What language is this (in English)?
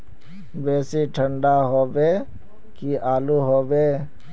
Magahi